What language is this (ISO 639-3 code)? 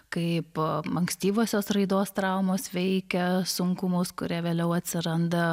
lit